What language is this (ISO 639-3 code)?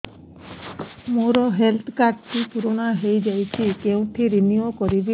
ori